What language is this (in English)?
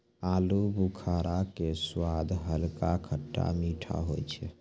Maithili